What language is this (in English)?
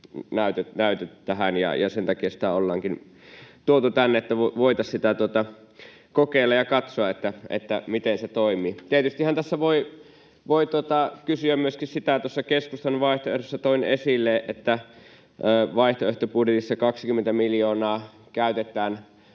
Finnish